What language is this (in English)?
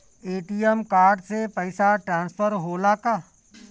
Bhojpuri